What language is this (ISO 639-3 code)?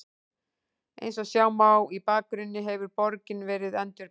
isl